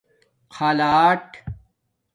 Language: Domaaki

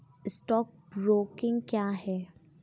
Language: Hindi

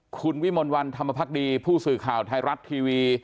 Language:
Thai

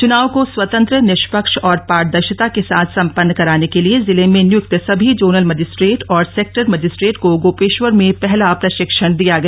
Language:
Hindi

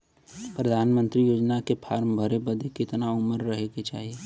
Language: Bhojpuri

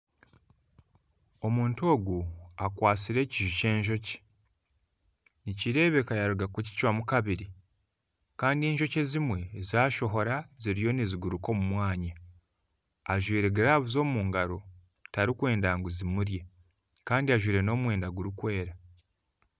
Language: Nyankole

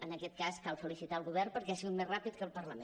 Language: Catalan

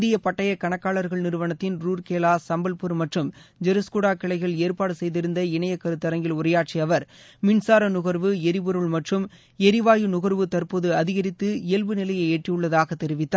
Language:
Tamil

